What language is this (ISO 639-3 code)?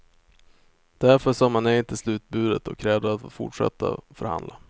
swe